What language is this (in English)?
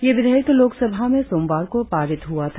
Hindi